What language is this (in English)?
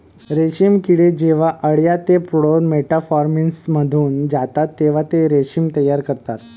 Marathi